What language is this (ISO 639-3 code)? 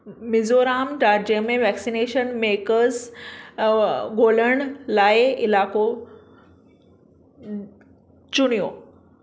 snd